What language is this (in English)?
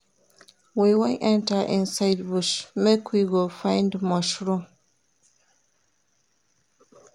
Nigerian Pidgin